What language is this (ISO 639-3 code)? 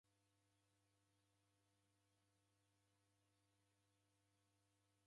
dav